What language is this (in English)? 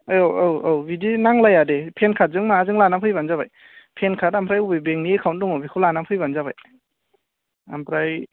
Bodo